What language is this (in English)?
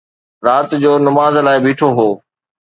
Sindhi